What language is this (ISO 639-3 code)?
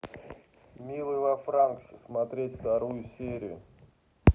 rus